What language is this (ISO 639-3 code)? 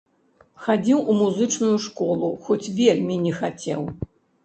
bel